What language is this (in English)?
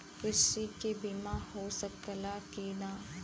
Bhojpuri